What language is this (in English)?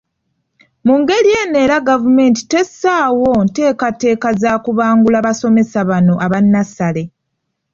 Ganda